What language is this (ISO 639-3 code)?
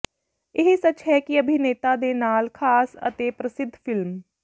pan